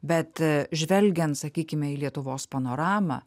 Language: Lithuanian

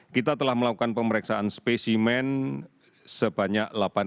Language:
Indonesian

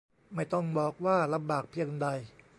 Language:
Thai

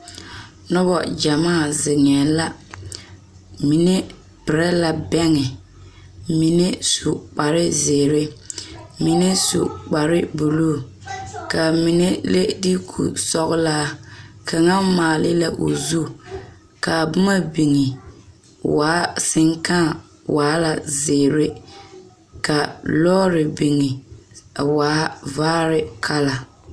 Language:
Southern Dagaare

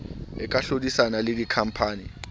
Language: Southern Sotho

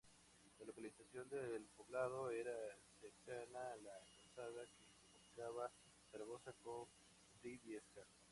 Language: Spanish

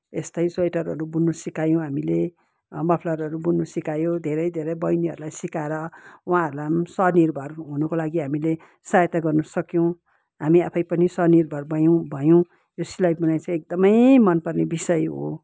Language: Nepali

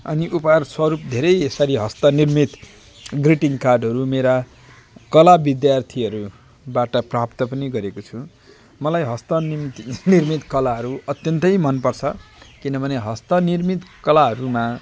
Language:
Nepali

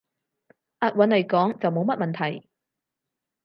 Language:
Cantonese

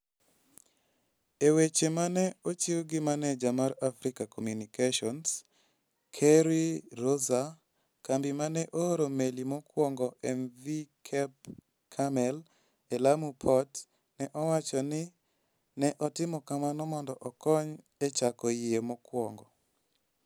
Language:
Luo (Kenya and Tanzania)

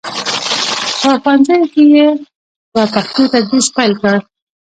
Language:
Pashto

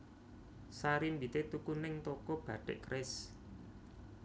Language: Javanese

